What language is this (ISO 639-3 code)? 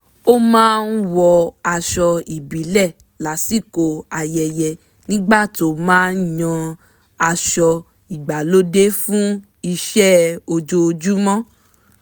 yor